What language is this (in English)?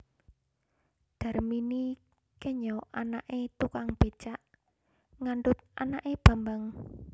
Javanese